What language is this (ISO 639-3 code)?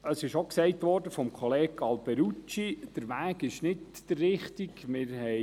gsw